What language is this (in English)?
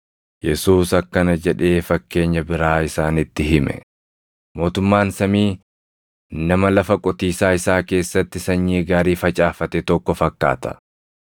Oromo